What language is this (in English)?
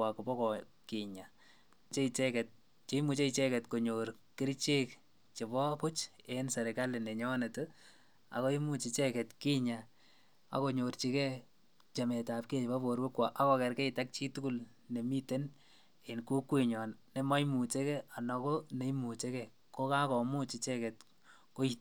Kalenjin